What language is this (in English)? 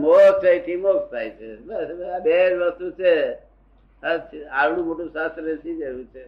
Gujarati